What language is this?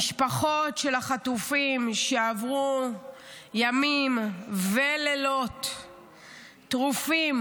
Hebrew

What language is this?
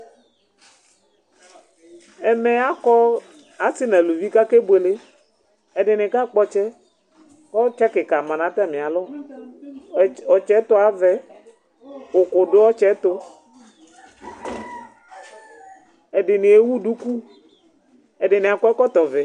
Ikposo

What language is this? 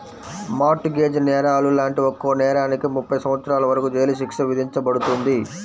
Telugu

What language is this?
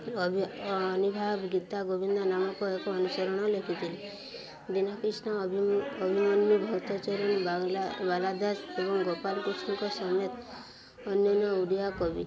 Odia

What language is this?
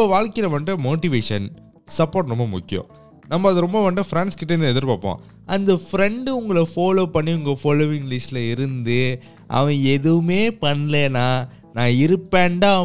Tamil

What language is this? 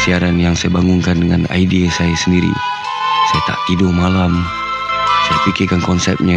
Malay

